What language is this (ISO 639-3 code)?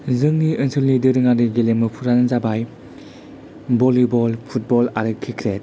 brx